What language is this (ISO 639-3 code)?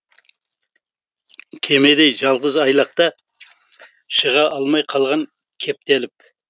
kaz